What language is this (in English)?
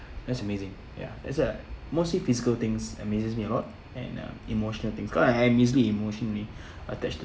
English